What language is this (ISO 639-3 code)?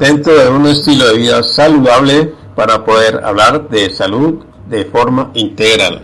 spa